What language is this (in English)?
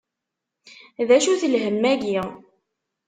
Kabyle